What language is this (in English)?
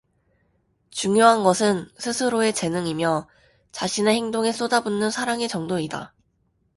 Korean